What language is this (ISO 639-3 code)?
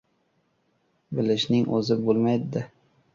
uzb